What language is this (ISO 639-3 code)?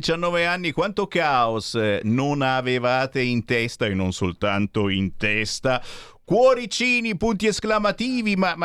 ita